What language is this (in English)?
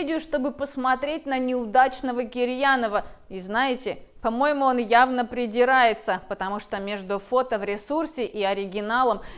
Russian